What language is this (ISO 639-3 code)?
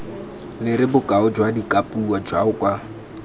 tsn